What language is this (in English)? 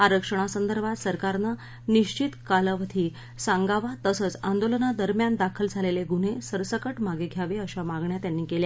Marathi